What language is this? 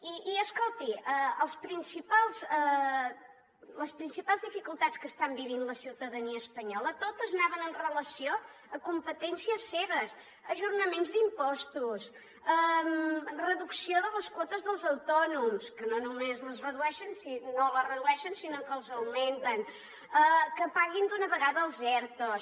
Catalan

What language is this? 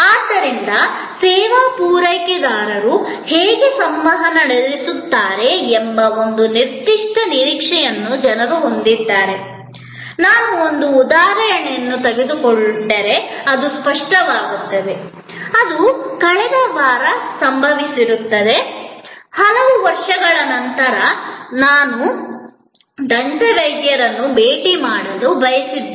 Kannada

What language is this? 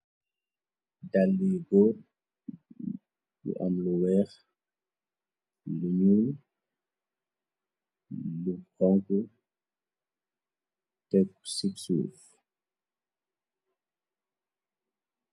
Wolof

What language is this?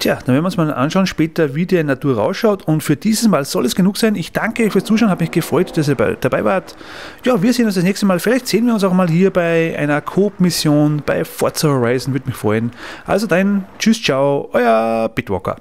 German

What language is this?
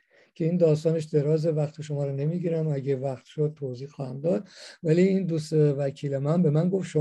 Persian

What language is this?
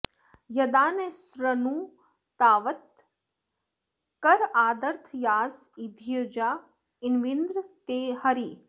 Sanskrit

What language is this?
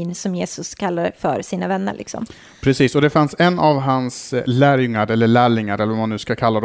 Swedish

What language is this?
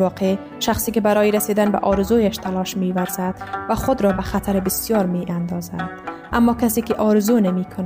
Persian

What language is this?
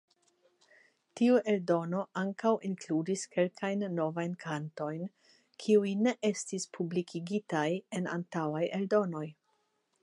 Esperanto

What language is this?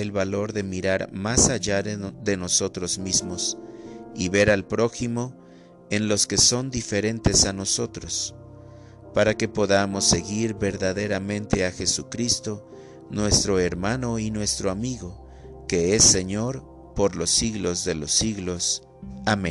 Spanish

